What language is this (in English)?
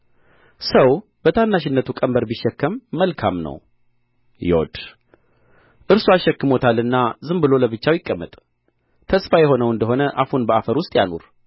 Amharic